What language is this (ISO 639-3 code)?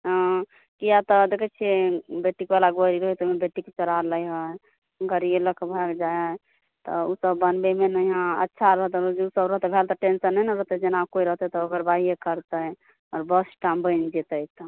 mai